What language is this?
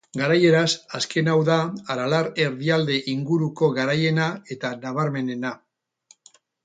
Basque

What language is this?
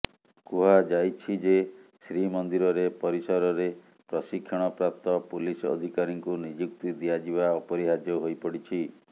Odia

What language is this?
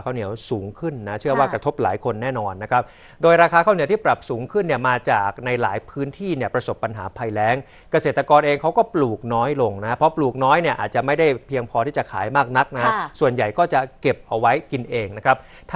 Thai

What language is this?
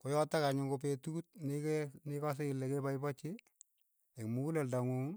Keiyo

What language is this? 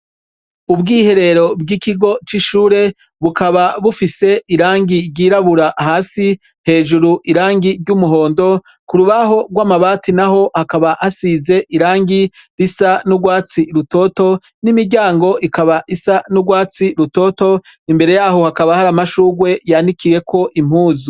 Rundi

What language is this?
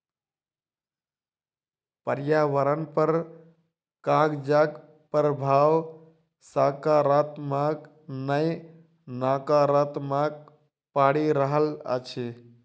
Maithili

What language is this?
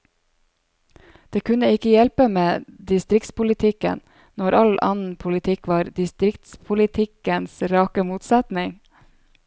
Norwegian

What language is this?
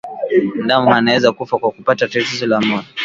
Swahili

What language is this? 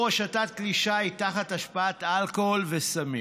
Hebrew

